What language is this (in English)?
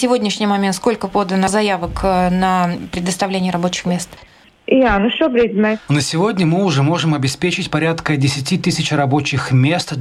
Russian